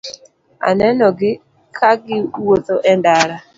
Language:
Luo (Kenya and Tanzania)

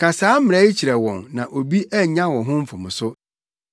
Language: Akan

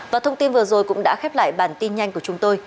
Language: Vietnamese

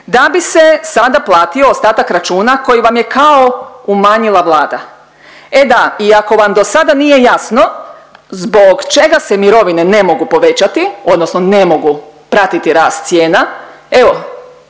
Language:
Croatian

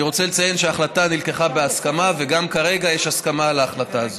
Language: Hebrew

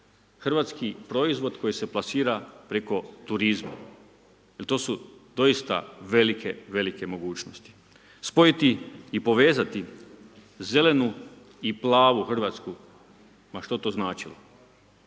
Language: Croatian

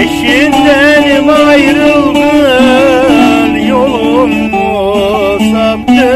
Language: Romanian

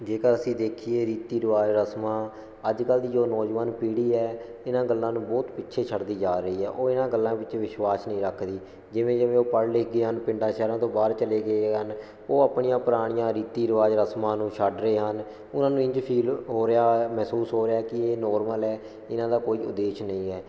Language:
Punjabi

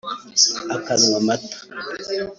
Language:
Kinyarwanda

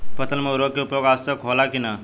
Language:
Bhojpuri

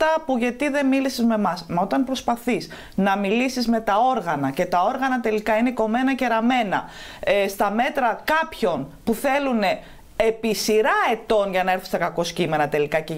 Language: Greek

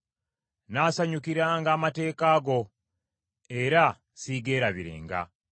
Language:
Ganda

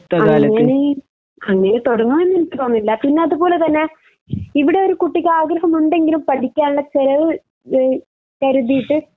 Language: Malayalam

